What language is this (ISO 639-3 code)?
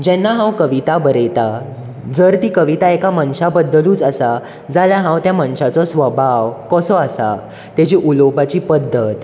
kok